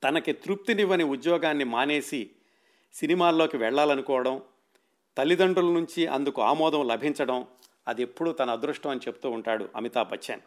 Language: Telugu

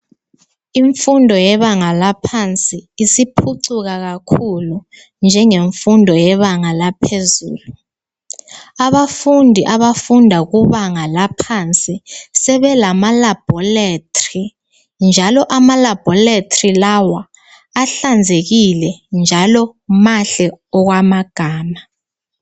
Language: North Ndebele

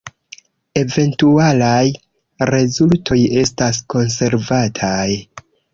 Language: Esperanto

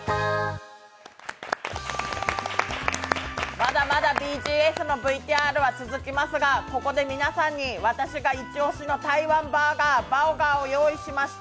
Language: Japanese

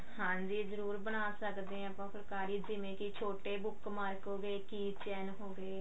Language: Punjabi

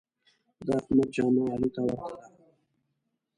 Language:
Pashto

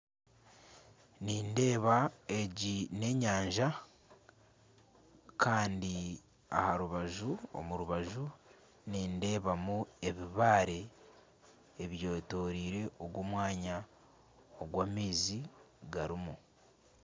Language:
Nyankole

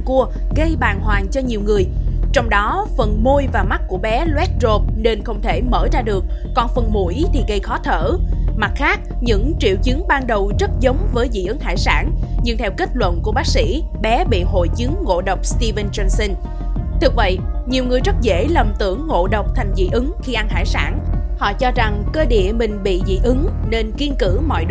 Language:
Vietnamese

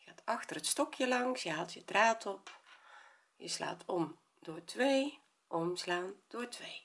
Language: Dutch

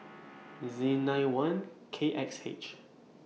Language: English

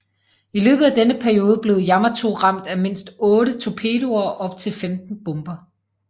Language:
Danish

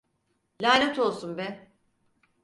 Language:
Turkish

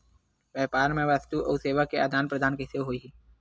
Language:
Chhattisgarhi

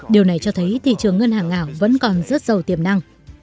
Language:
Vietnamese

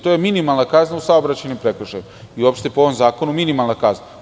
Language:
Serbian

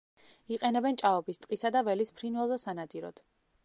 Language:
Georgian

